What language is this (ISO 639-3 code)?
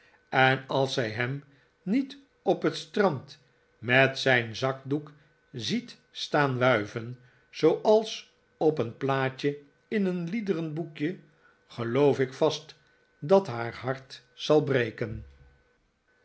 nld